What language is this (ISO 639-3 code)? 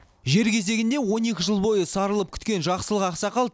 kaz